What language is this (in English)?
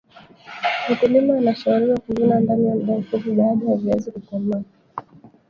Swahili